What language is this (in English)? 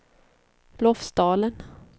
Swedish